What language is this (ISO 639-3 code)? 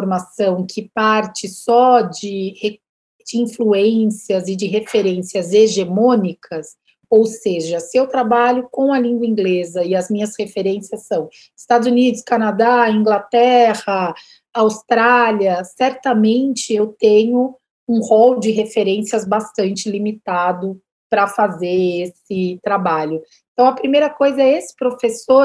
por